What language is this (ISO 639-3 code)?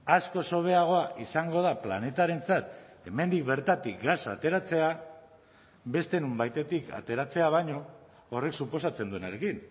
eus